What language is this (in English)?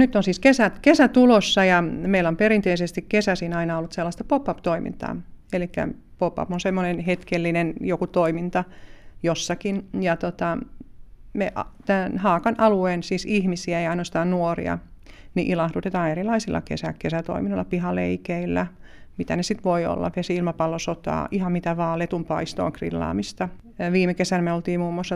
Finnish